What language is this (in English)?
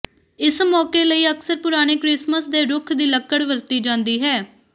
Punjabi